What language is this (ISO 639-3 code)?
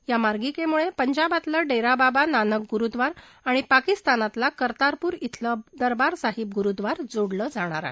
mar